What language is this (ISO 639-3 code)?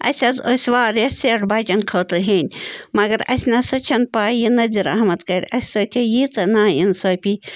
kas